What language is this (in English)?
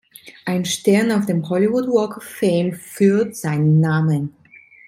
German